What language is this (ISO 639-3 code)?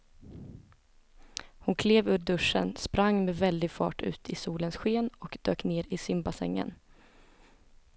swe